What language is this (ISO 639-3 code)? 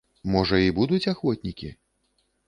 bel